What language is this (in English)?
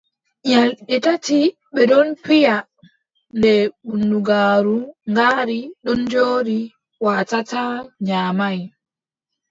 Adamawa Fulfulde